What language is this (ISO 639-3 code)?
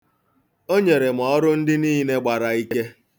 ibo